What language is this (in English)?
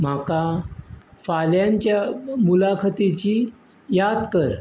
Konkani